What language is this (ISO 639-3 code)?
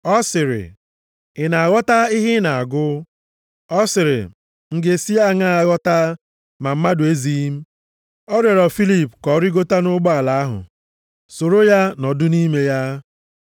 ibo